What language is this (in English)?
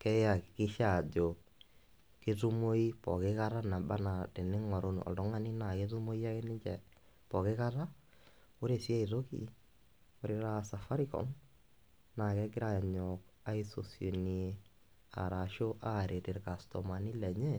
Masai